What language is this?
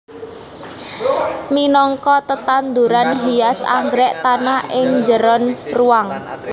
Javanese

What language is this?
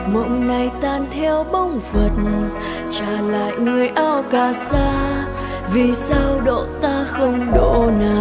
Vietnamese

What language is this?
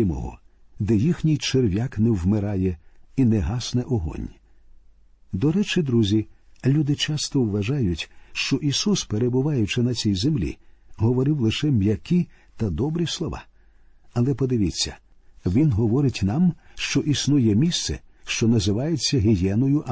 Ukrainian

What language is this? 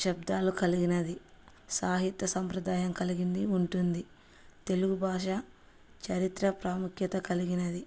Telugu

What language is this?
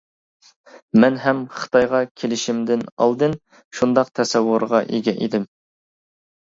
Uyghur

